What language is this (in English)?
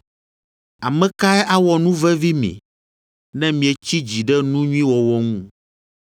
Ewe